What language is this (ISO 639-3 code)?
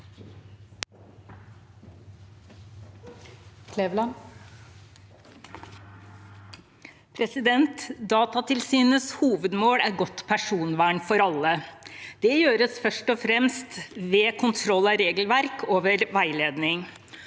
nor